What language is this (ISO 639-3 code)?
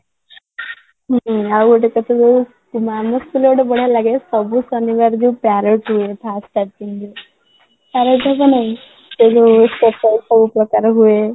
ori